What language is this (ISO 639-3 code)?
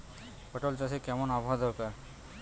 ben